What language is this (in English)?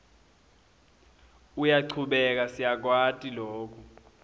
Swati